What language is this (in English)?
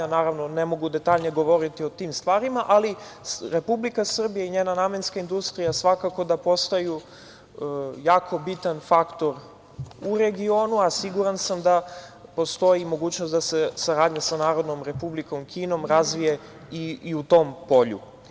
Serbian